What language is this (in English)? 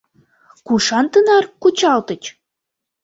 Mari